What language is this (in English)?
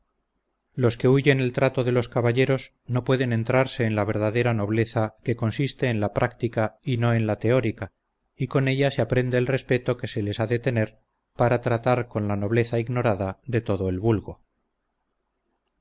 Spanish